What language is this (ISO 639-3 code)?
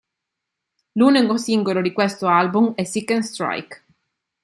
ita